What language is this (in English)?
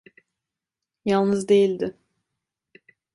Turkish